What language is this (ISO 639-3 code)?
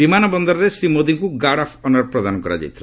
ori